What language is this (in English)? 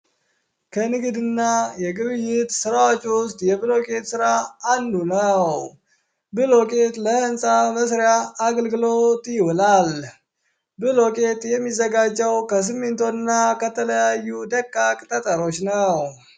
Amharic